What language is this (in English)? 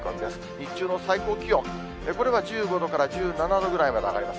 Japanese